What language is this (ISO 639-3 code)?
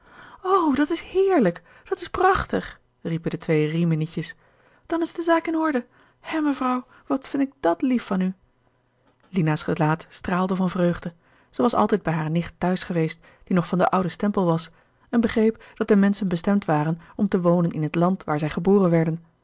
nld